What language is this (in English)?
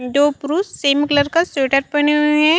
Chhattisgarhi